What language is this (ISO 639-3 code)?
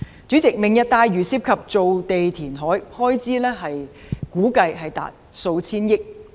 yue